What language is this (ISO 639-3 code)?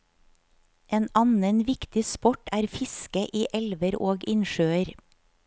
nor